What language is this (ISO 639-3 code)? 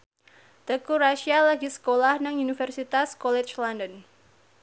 jav